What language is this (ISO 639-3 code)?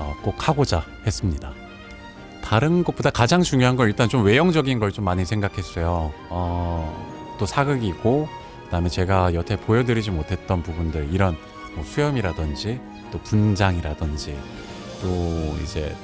kor